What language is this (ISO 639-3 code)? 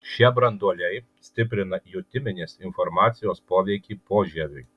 lit